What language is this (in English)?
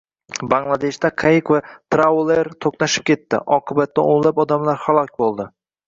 Uzbek